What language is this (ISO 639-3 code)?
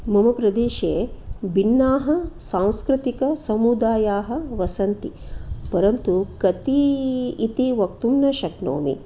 san